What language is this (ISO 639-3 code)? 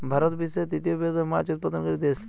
ben